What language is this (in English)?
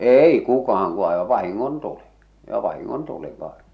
Finnish